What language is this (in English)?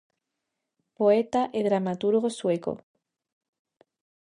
Galician